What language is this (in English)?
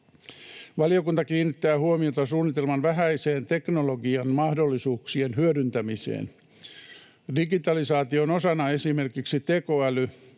Finnish